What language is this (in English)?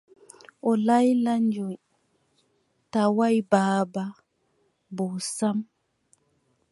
Adamawa Fulfulde